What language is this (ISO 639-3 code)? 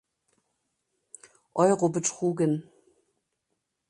deu